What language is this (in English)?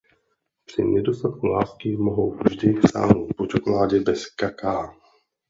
Czech